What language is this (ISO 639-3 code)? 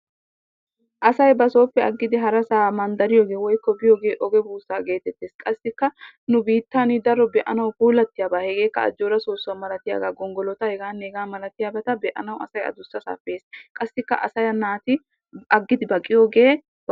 wal